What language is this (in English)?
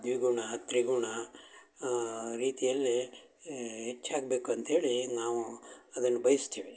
Kannada